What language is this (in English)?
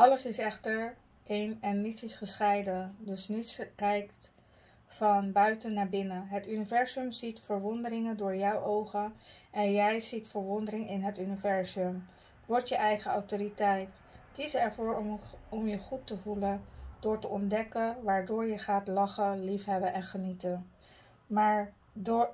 Dutch